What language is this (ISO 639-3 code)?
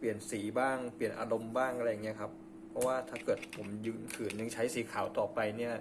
tha